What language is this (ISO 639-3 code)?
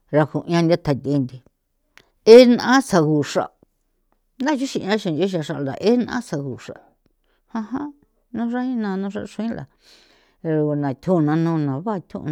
pow